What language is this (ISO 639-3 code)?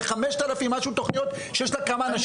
heb